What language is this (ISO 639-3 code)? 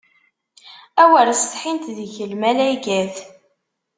kab